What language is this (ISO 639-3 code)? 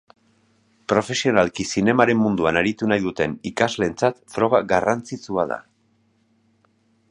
eus